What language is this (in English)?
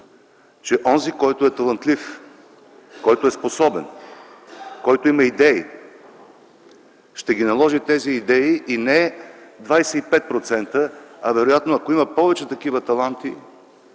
Bulgarian